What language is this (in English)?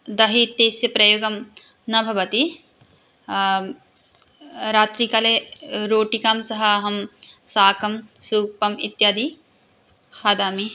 Sanskrit